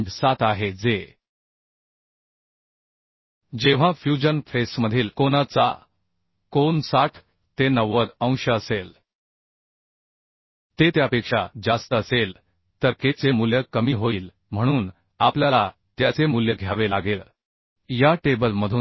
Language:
Marathi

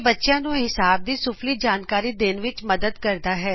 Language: Punjabi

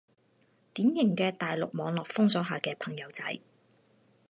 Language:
Cantonese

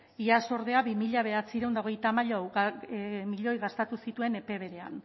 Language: Basque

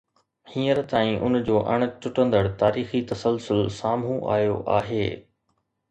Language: Sindhi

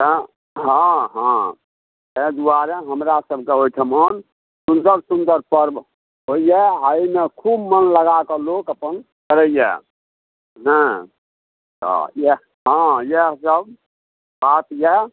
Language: Maithili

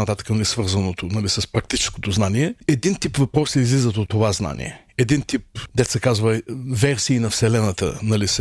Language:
Bulgarian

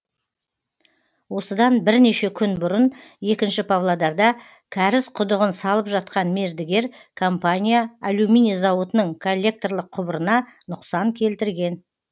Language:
Kazakh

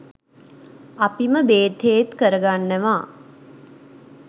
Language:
Sinhala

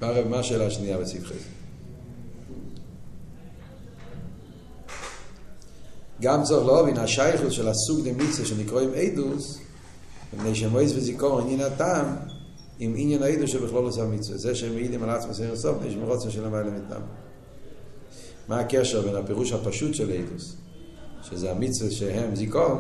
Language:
Hebrew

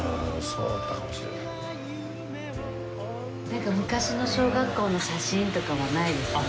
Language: Japanese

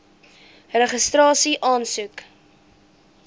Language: Afrikaans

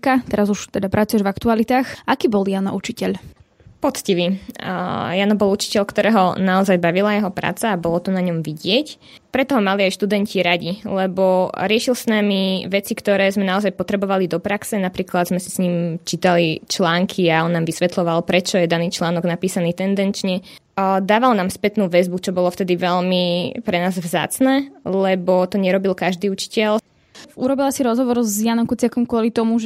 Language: Slovak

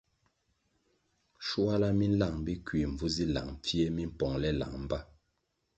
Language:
Kwasio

